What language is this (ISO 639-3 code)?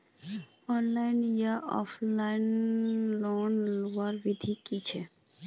mag